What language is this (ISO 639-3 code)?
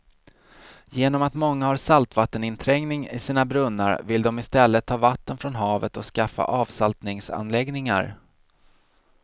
swe